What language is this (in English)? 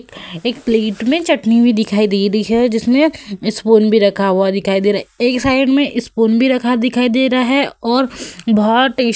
Hindi